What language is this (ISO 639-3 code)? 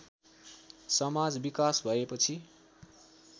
nep